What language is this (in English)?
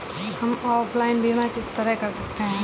Hindi